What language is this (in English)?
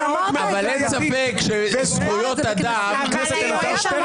Hebrew